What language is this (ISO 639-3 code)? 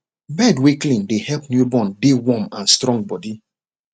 pcm